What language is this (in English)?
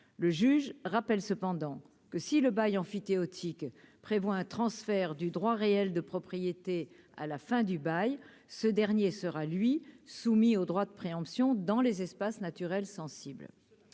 French